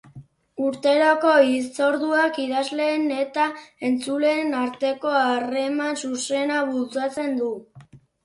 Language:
Basque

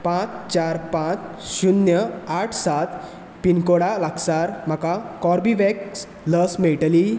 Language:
Konkani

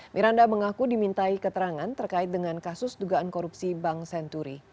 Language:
Indonesian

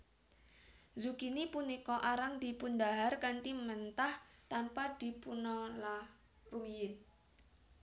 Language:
Javanese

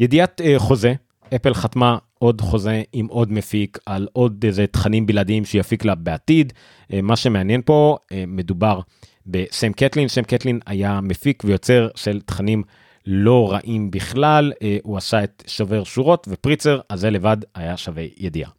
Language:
Hebrew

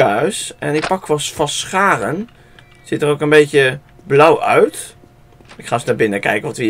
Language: Dutch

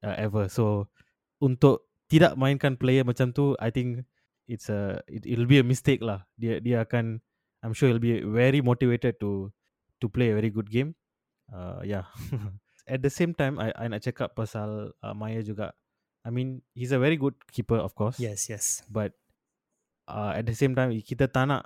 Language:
Malay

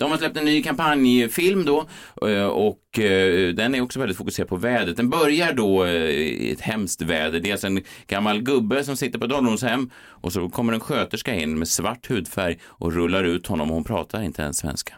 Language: Swedish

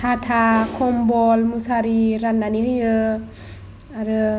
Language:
Bodo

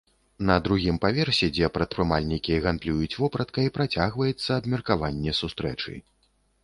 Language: Belarusian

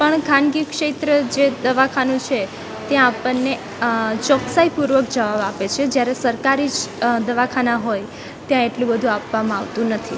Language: Gujarati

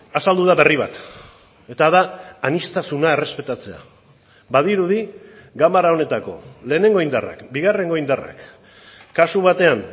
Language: Basque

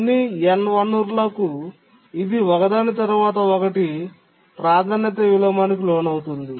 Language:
Telugu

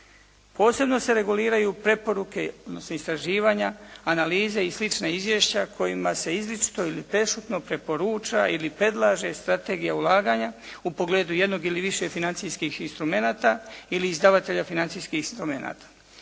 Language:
Croatian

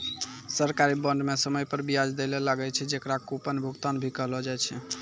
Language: Maithili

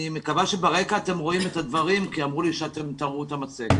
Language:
Hebrew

